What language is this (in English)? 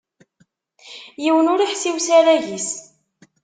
Kabyle